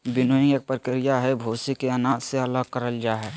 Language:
Magahi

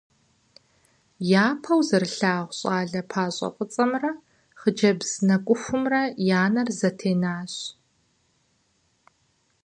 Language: Kabardian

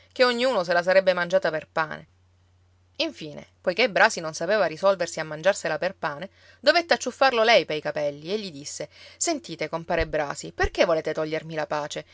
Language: Italian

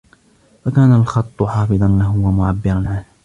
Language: Arabic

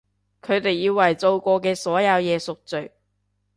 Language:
Cantonese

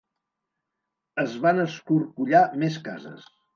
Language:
Catalan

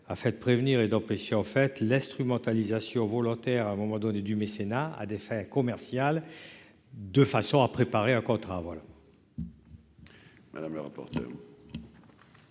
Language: French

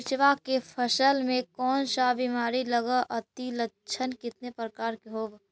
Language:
Magahi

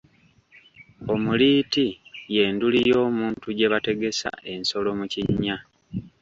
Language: Ganda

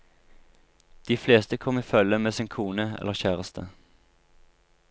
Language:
Norwegian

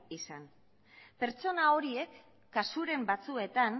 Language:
Basque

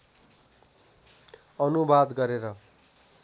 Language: Nepali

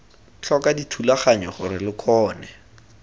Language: Tswana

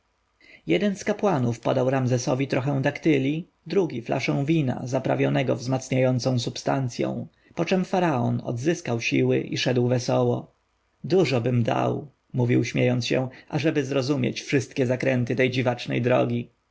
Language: Polish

